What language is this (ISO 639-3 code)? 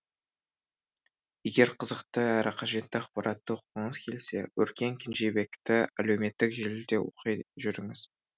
kaz